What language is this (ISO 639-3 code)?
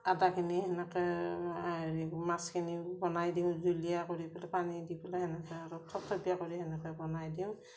asm